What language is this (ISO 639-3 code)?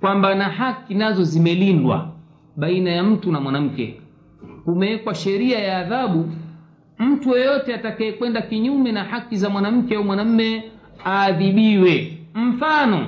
swa